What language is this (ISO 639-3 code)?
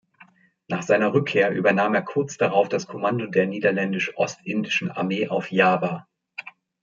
deu